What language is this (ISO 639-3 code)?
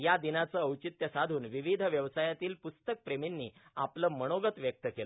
mar